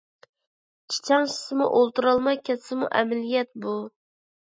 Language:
Uyghur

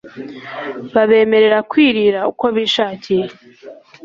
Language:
Kinyarwanda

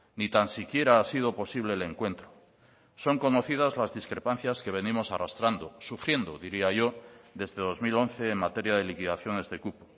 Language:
Spanish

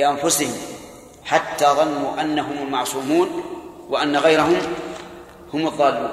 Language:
Arabic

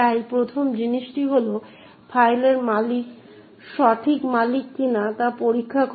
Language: Bangla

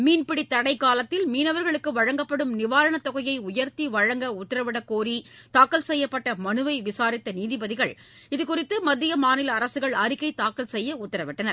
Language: Tamil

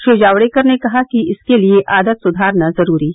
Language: Hindi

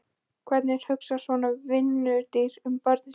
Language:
Icelandic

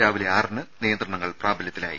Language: Malayalam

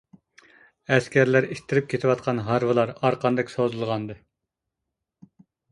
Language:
Uyghur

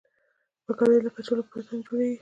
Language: Pashto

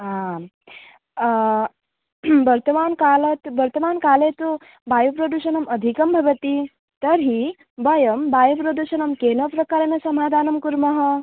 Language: Sanskrit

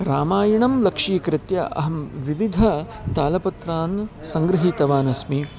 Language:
Sanskrit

